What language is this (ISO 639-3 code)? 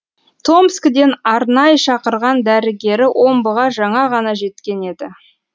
kaz